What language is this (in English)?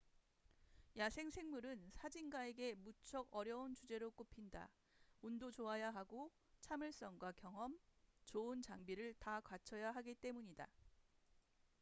Korean